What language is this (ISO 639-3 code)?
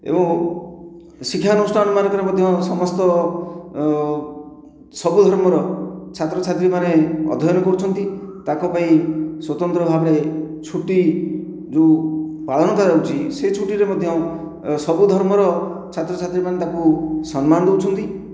ori